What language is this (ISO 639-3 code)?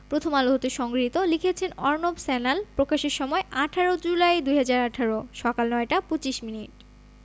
ben